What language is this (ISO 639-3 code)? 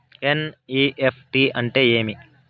tel